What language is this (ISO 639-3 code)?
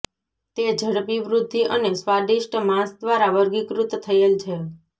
guj